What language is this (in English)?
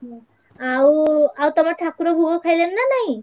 Odia